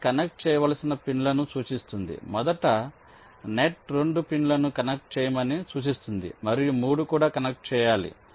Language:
Telugu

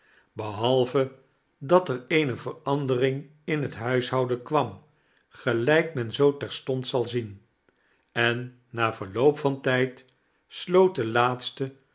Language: Dutch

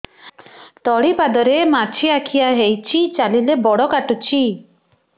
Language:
Odia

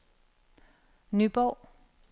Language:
Danish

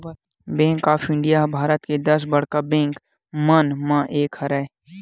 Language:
Chhattisgarhi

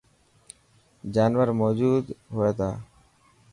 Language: Dhatki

